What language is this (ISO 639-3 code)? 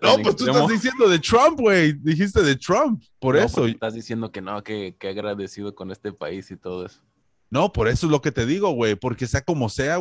spa